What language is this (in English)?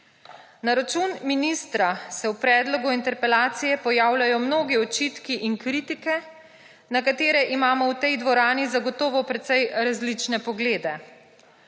Slovenian